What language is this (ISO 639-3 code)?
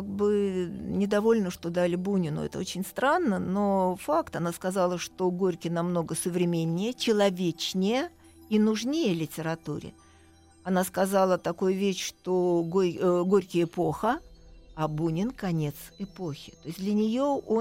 rus